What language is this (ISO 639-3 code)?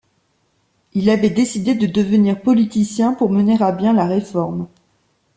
fra